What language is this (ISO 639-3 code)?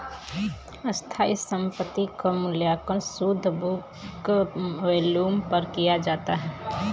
bho